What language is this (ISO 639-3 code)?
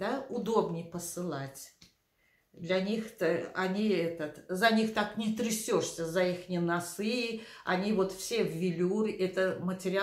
rus